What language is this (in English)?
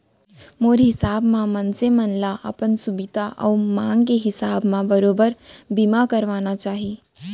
Chhattisgarhi